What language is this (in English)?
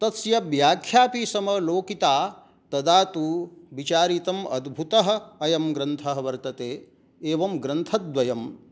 Sanskrit